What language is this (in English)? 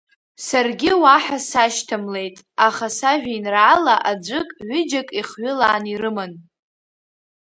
Abkhazian